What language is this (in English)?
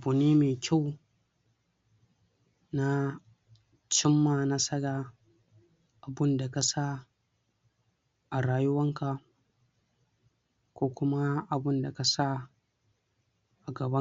Hausa